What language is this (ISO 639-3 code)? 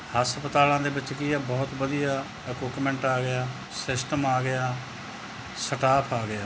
pan